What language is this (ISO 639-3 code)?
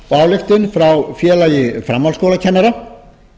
isl